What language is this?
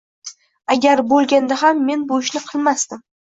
Uzbek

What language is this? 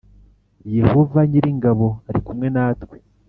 Kinyarwanda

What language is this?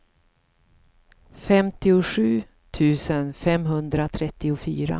Swedish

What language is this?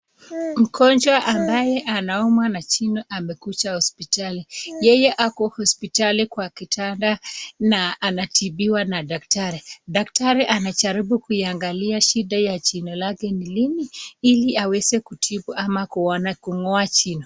Swahili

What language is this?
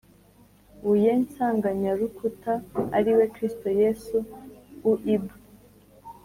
Kinyarwanda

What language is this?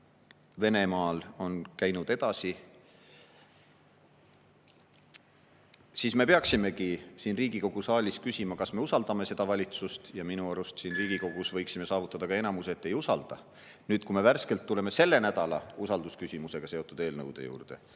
Estonian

